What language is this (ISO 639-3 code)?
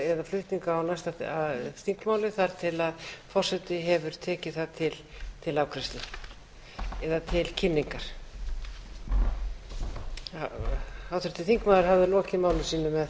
isl